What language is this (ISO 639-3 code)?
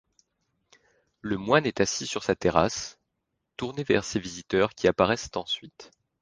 fra